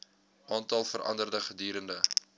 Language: Afrikaans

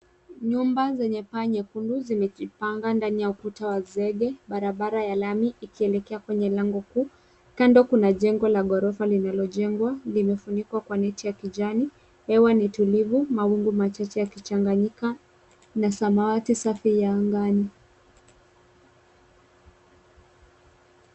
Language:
Swahili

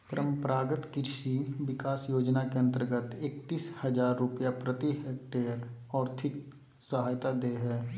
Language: Magahi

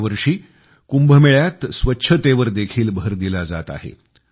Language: Marathi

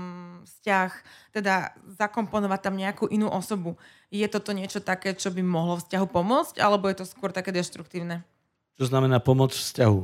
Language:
Slovak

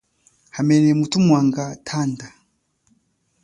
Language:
Chokwe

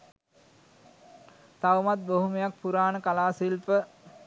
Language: Sinhala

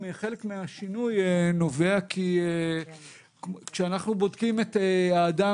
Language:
Hebrew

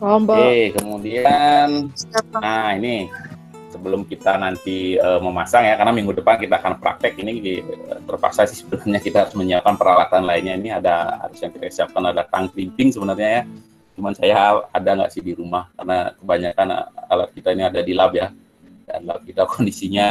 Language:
Indonesian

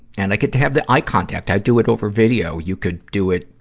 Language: English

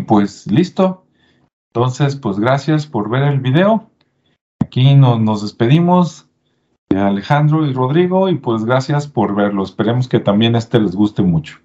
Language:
Spanish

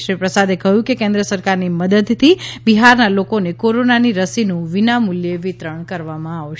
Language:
Gujarati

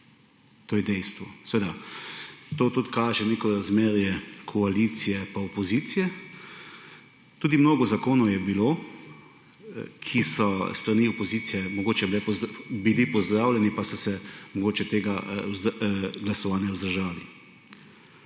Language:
Slovenian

